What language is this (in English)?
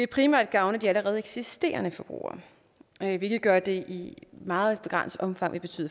Danish